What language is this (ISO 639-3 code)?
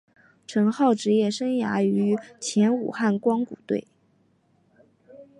zho